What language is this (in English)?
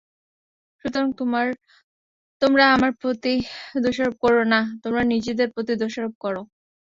Bangla